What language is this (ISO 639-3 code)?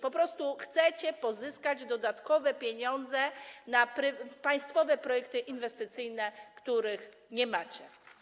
pol